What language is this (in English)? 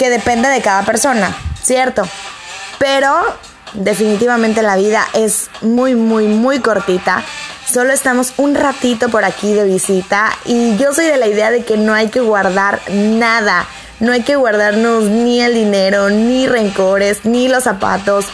Spanish